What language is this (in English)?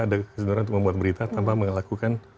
Indonesian